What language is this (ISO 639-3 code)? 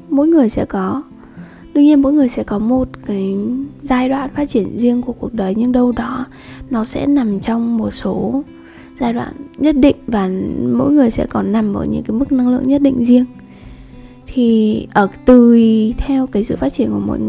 vie